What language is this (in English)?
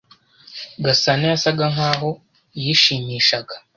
Kinyarwanda